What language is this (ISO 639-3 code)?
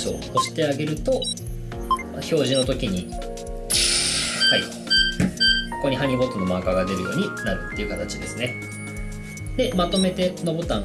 jpn